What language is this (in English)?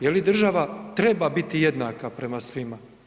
Croatian